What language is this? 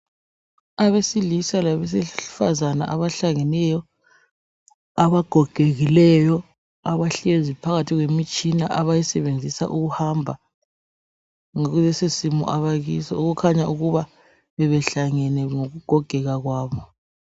North Ndebele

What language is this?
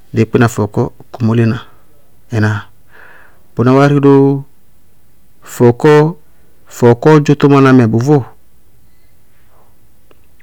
Bago-Kusuntu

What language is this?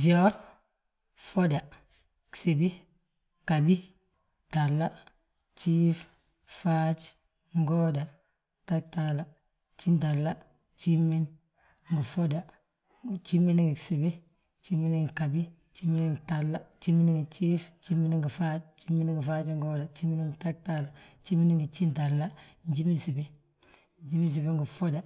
Balanta-Ganja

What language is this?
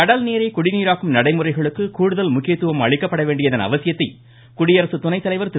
Tamil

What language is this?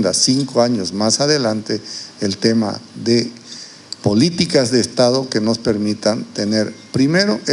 Spanish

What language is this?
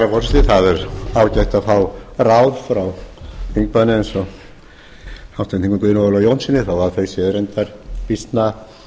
Icelandic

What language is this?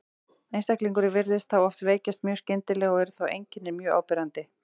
Icelandic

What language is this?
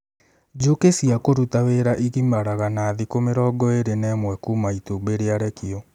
Kikuyu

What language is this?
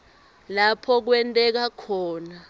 Swati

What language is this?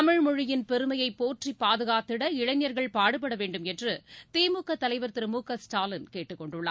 Tamil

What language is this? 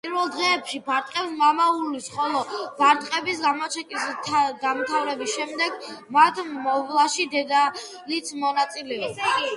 Georgian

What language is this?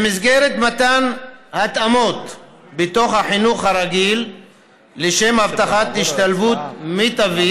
Hebrew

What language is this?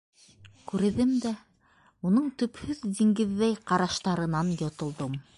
Bashkir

